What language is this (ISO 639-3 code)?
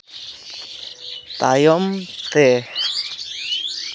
sat